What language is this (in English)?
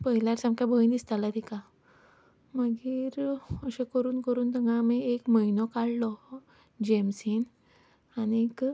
Konkani